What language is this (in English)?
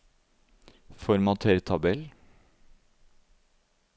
Norwegian